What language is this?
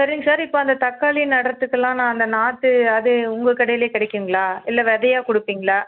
Tamil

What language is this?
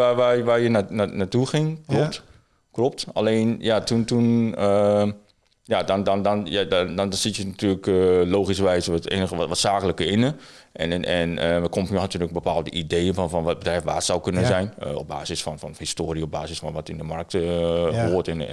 Dutch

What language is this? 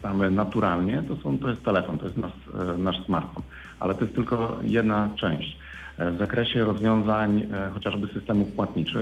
Polish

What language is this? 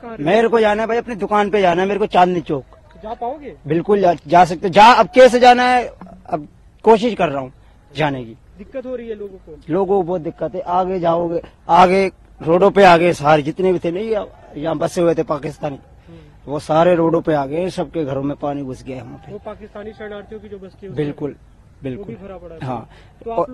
Hindi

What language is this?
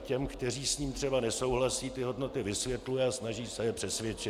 Czech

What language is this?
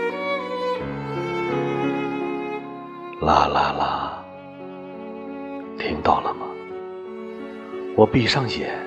Chinese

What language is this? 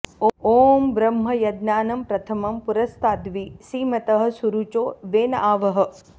Sanskrit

